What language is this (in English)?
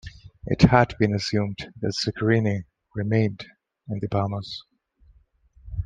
English